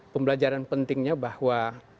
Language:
Indonesian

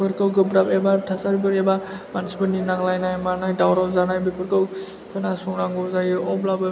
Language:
Bodo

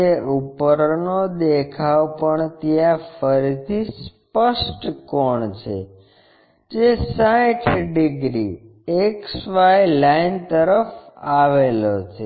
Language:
Gujarati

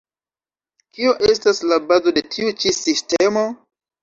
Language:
Esperanto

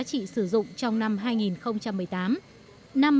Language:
Vietnamese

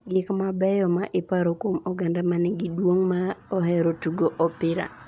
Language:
Luo (Kenya and Tanzania)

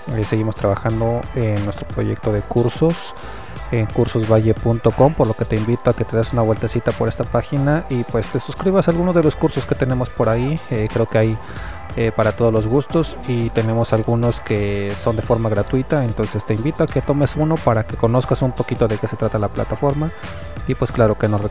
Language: Spanish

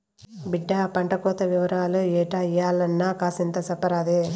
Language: Telugu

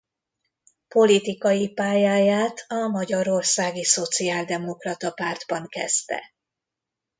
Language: Hungarian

